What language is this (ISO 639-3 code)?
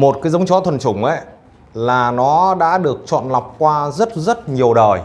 vie